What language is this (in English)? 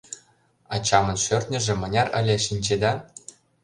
Mari